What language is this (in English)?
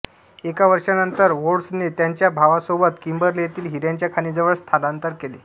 Marathi